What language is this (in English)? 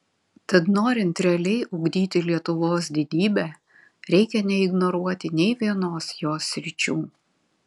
Lithuanian